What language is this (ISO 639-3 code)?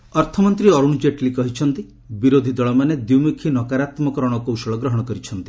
ori